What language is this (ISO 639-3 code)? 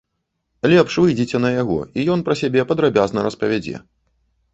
bel